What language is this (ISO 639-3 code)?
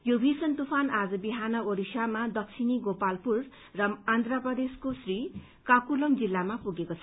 nep